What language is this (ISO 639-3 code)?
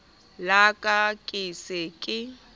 sot